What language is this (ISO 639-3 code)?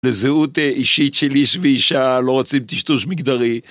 heb